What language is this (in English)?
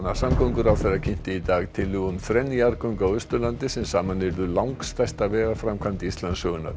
Icelandic